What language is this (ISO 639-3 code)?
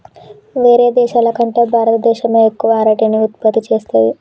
tel